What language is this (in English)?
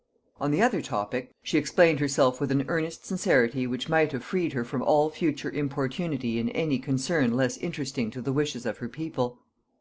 English